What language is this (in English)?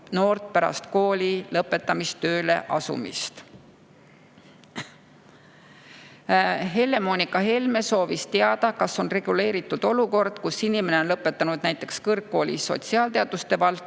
Estonian